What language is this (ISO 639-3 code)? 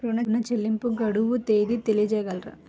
tel